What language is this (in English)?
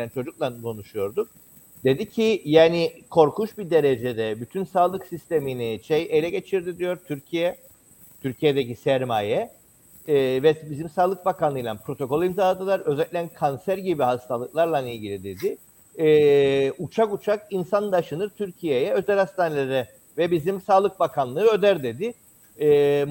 Turkish